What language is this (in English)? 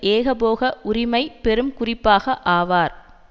Tamil